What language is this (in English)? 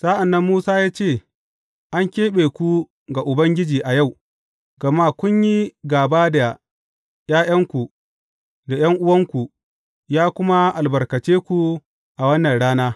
Hausa